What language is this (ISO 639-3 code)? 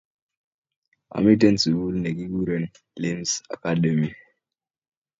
kln